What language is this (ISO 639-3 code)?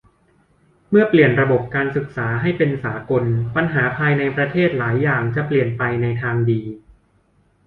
tha